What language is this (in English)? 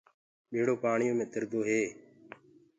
Gurgula